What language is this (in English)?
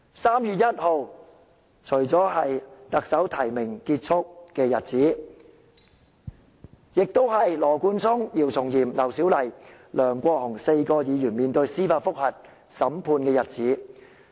Cantonese